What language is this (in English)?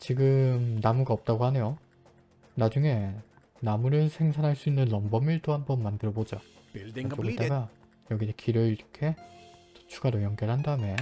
Korean